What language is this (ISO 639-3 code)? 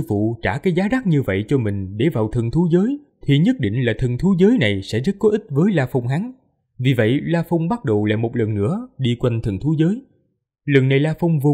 vie